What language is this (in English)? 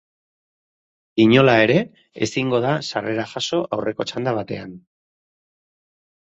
Basque